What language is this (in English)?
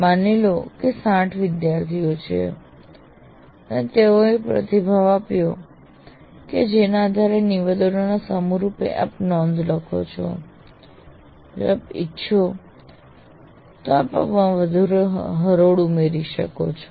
Gujarati